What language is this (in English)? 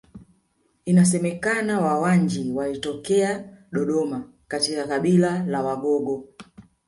Swahili